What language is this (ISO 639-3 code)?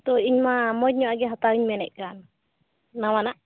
sat